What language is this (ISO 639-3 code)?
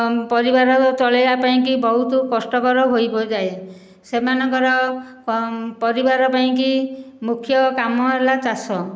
ori